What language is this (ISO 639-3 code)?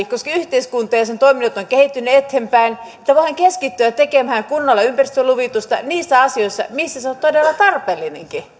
fin